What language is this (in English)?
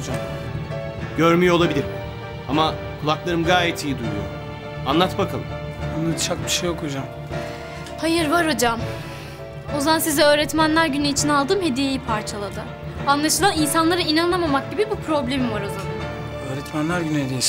Turkish